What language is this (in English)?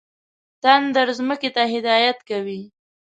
Pashto